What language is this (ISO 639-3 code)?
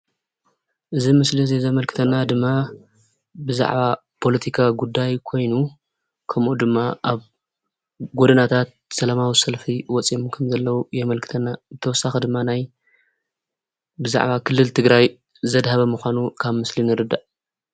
tir